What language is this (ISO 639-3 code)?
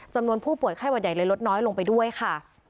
tha